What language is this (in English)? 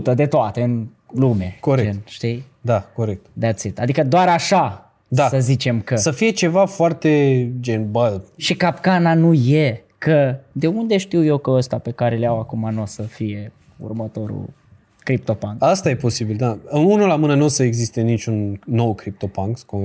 Romanian